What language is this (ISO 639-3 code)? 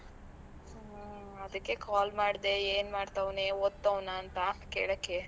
kan